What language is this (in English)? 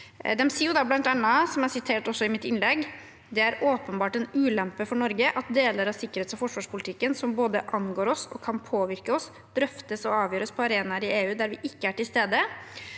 Norwegian